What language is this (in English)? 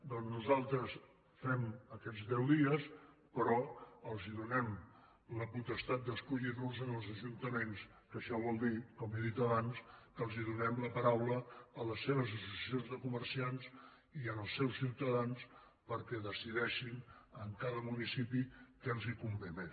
Catalan